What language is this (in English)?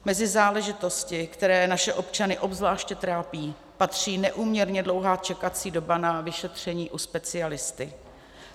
Czech